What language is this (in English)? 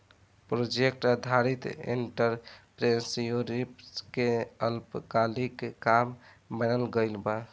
Bhojpuri